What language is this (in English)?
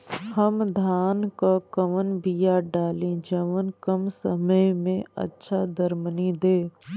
Bhojpuri